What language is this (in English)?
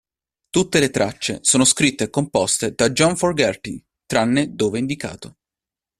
Italian